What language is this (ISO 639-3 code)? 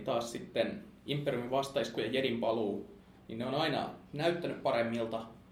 fin